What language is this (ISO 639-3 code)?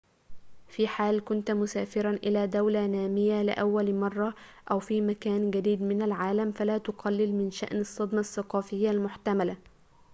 ara